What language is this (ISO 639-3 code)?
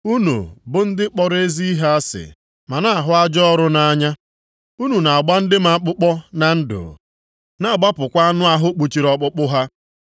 ibo